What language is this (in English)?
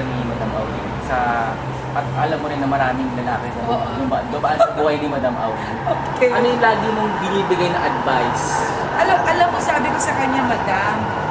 Filipino